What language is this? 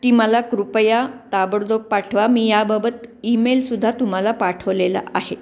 Marathi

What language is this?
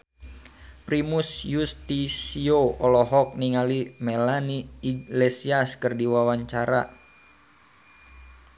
Sundanese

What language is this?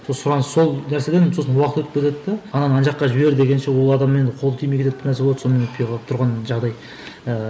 Kazakh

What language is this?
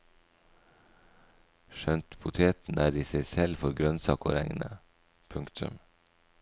Norwegian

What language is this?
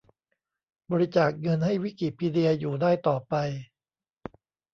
Thai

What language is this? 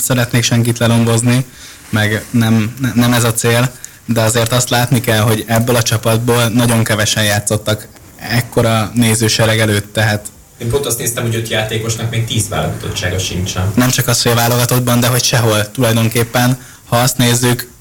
Hungarian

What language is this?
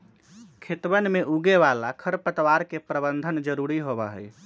Magahi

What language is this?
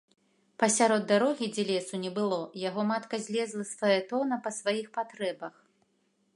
Belarusian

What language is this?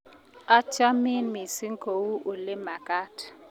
Kalenjin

